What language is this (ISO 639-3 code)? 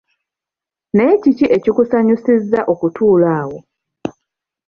lug